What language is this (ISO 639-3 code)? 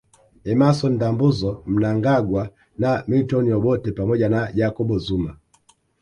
swa